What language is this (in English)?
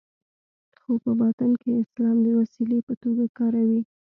Pashto